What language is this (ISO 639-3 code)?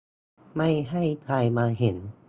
tha